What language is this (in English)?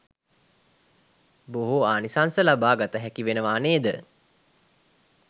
Sinhala